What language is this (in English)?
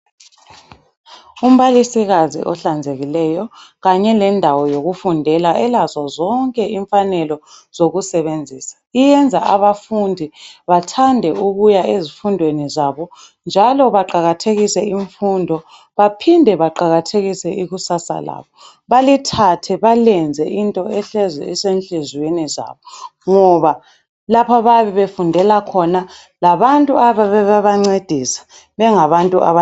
North Ndebele